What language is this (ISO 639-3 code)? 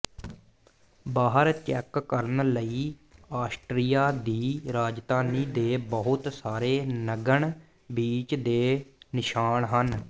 pan